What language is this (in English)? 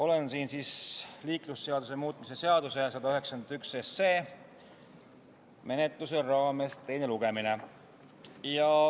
Estonian